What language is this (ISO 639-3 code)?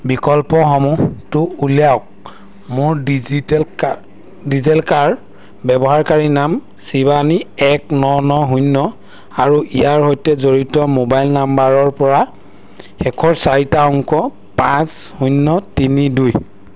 asm